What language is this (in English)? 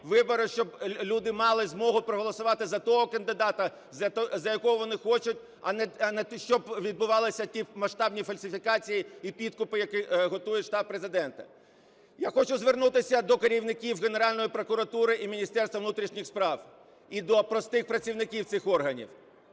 Ukrainian